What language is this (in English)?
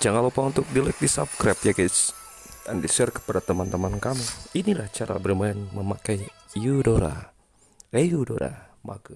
Indonesian